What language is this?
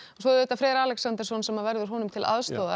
Icelandic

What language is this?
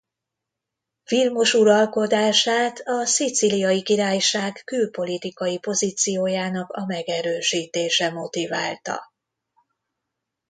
Hungarian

